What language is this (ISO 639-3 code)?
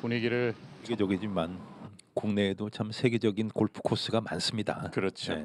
kor